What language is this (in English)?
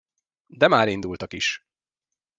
Hungarian